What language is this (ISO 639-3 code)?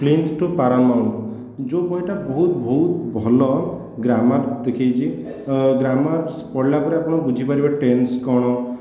ori